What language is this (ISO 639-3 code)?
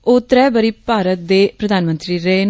doi